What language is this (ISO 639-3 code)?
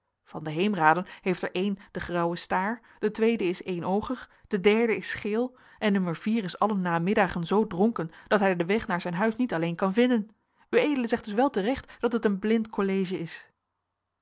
nld